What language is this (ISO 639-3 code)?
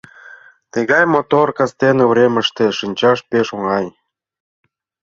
chm